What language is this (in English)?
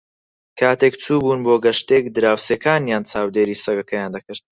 Central Kurdish